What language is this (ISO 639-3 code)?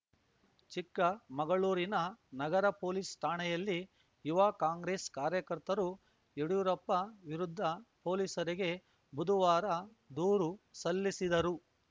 kan